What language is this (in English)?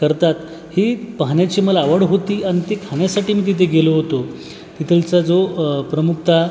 Marathi